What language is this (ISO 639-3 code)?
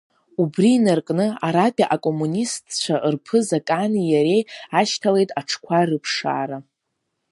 abk